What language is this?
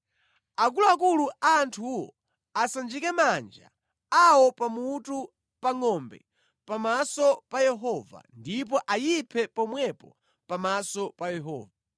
Nyanja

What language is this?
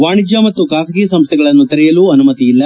Kannada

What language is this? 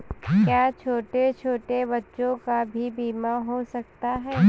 Hindi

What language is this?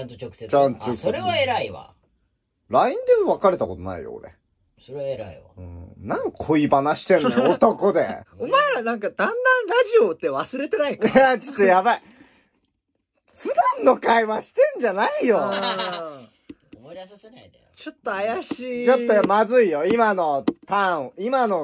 Japanese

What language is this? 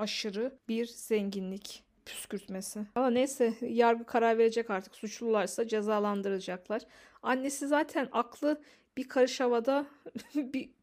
Turkish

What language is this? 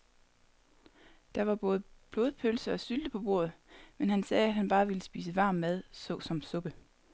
Danish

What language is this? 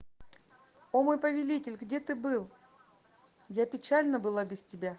Russian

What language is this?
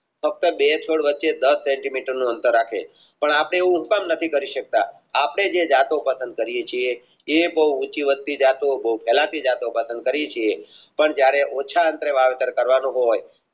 Gujarati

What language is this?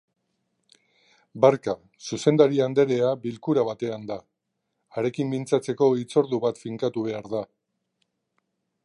Basque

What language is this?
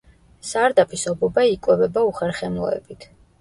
Georgian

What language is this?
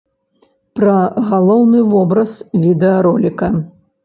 Belarusian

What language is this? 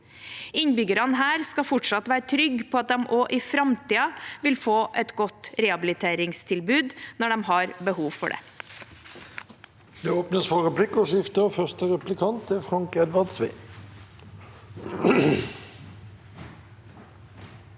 Norwegian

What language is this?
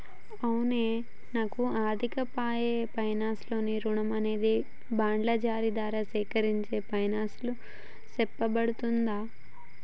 Telugu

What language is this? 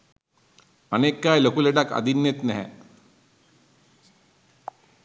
Sinhala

